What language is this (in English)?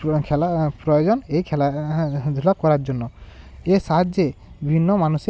Bangla